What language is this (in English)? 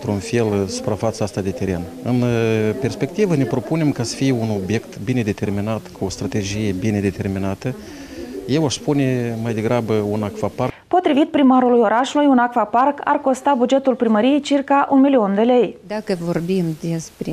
Romanian